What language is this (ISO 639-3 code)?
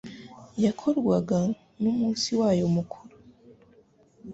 kin